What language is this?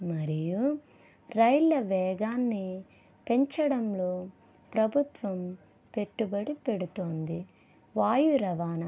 Telugu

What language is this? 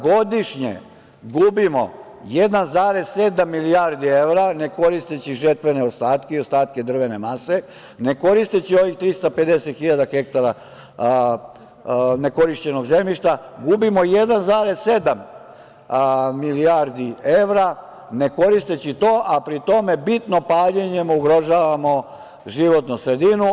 Serbian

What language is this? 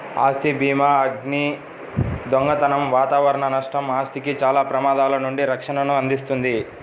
Telugu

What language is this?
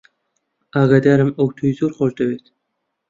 Central Kurdish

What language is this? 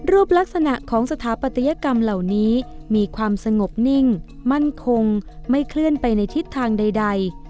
Thai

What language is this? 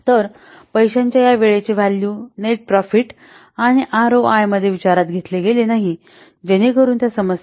Marathi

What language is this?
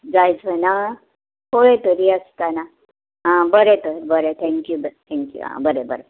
Konkani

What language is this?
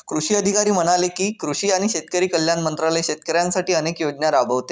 Marathi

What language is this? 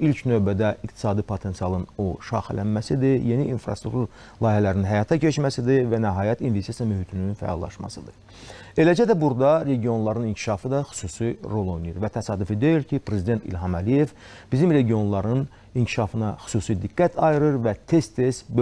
Turkish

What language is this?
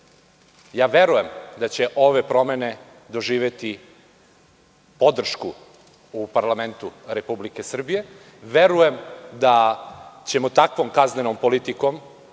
Serbian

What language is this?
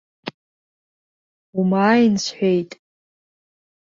Abkhazian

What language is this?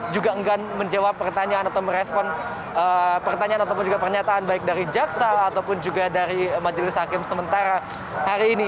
Indonesian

